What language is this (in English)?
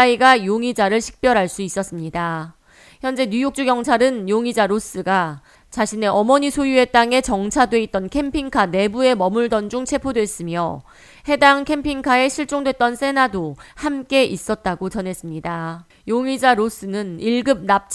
Korean